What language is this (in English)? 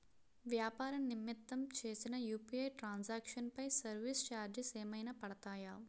Telugu